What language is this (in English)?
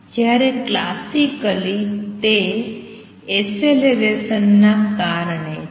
Gujarati